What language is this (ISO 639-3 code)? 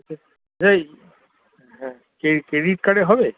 ben